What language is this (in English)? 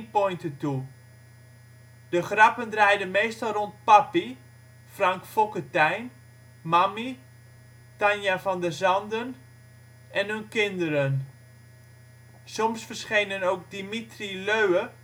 Dutch